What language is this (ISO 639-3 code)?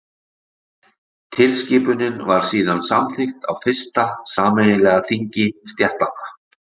isl